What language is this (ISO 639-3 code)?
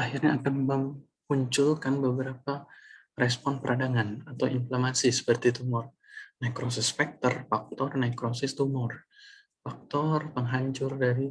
ind